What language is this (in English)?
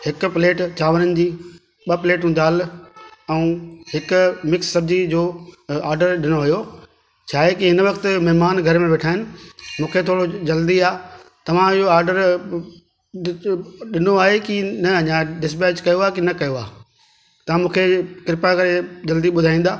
Sindhi